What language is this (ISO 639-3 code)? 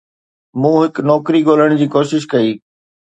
snd